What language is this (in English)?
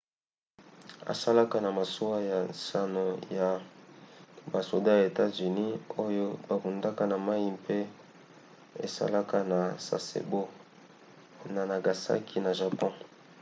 Lingala